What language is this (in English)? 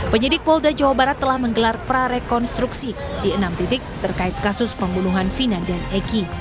Indonesian